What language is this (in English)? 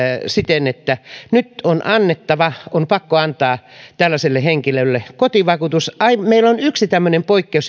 Finnish